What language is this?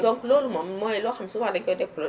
Wolof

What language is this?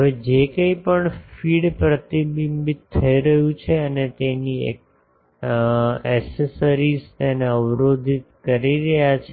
Gujarati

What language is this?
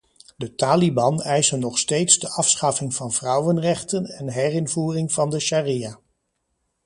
Dutch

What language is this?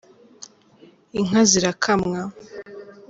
Kinyarwanda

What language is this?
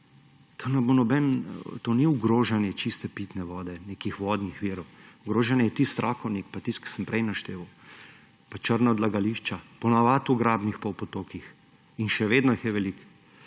Slovenian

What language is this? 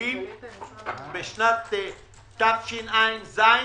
Hebrew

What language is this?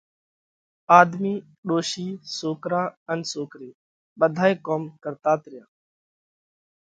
Parkari Koli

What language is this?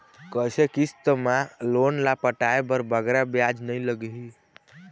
Chhattisgarhi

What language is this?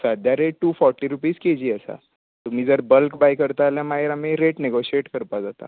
Konkani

